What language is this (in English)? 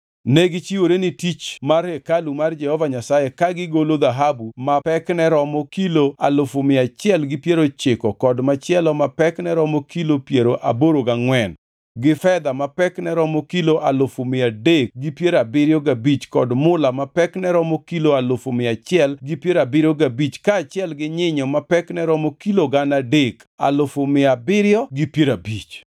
Luo (Kenya and Tanzania)